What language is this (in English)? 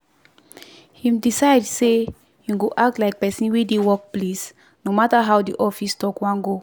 Nigerian Pidgin